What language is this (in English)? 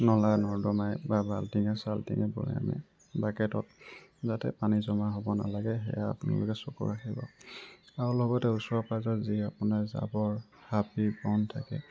Assamese